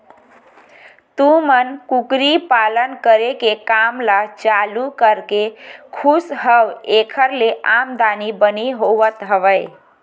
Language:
Chhattisgarhi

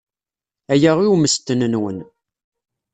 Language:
Kabyle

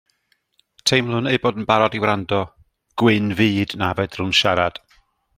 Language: Welsh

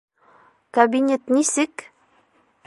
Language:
Bashkir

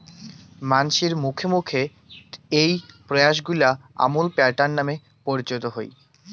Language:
Bangla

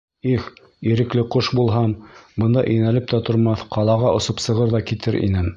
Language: Bashkir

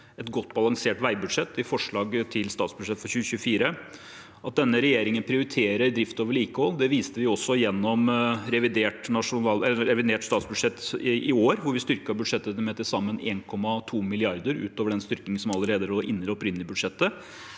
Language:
Norwegian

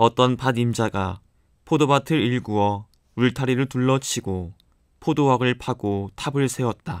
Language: Korean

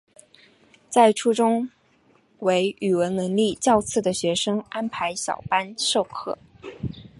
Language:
Chinese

